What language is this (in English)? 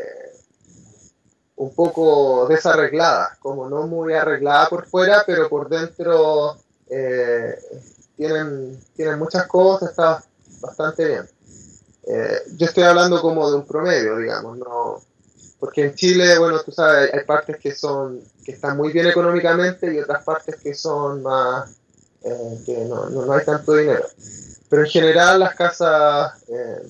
Spanish